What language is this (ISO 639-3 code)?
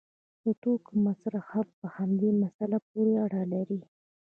pus